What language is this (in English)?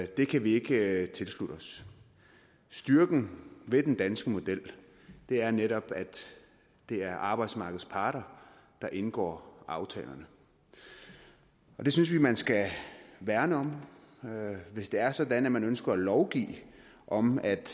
Danish